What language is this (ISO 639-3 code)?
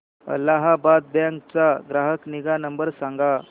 mar